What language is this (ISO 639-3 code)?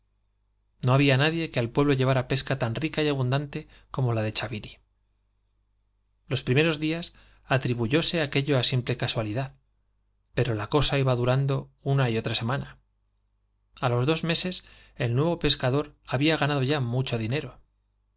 spa